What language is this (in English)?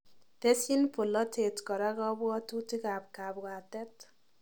Kalenjin